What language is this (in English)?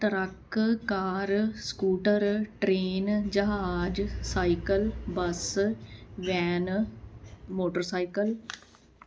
Punjabi